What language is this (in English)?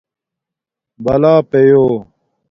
Domaaki